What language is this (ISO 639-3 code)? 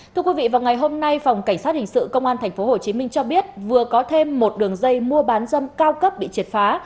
vie